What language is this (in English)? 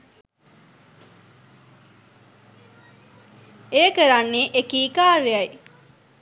Sinhala